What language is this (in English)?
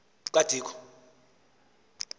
Xhosa